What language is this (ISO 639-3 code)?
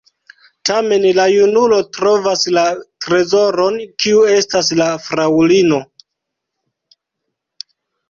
epo